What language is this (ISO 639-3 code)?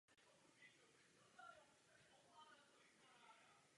ces